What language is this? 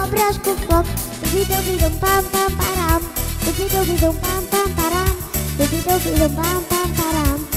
Romanian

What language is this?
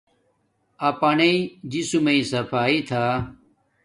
Domaaki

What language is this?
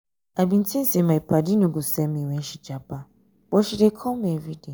Nigerian Pidgin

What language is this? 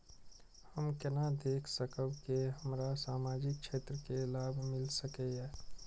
Maithili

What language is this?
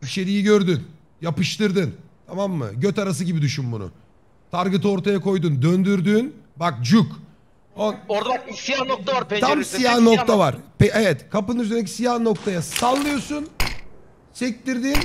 Turkish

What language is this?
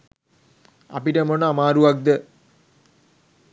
Sinhala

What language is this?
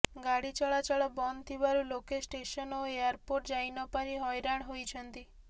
Odia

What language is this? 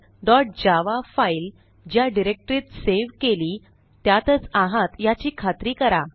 Marathi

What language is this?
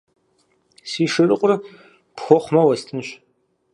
Kabardian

